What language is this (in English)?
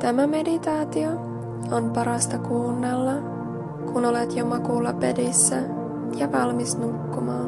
Finnish